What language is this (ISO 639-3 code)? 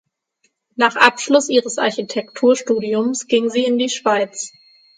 deu